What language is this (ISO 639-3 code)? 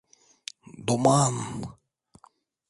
tur